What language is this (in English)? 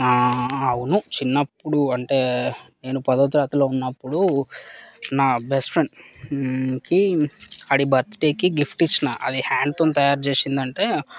Telugu